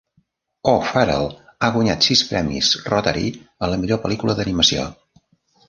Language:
Catalan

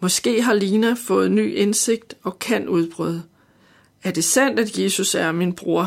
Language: Danish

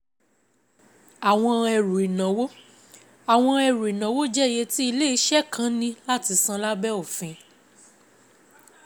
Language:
Yoruba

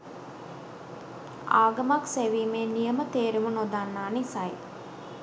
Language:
Sinhala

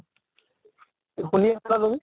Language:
Assamese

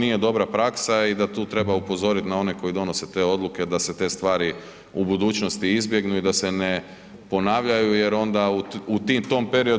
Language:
Croatian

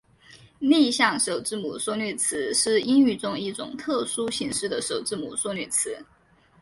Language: Chinese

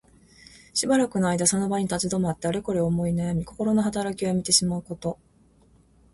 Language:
Japanese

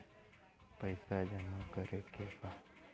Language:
Bhojpuri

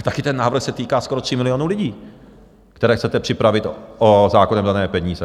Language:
Czech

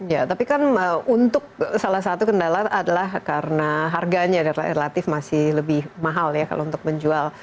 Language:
Indonesian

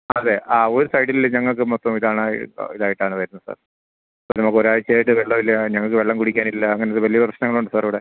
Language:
Malayalam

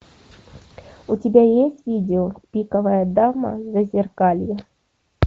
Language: Russian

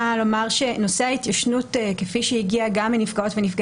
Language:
Hebrew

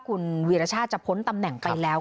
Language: Thai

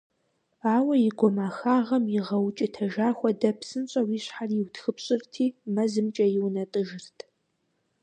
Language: Kabardian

